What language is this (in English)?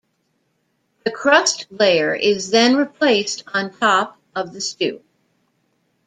English